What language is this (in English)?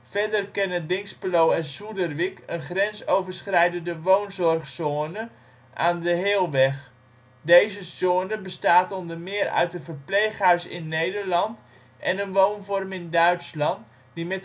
Dutch